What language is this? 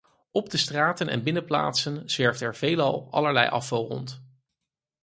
Dutch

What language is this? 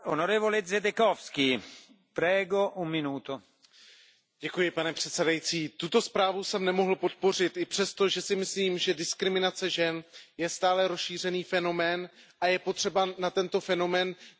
Czech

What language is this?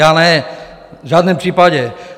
Czech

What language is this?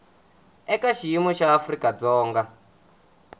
Tsonga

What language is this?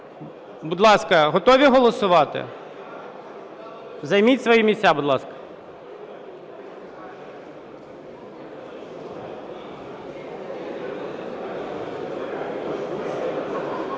Ukrainian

